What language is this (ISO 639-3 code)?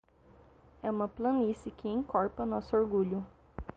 por